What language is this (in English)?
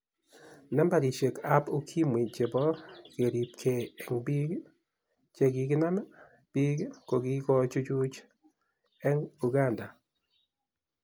Kalenjin